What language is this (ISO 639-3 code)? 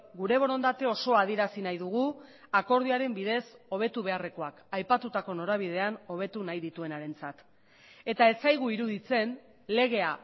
eus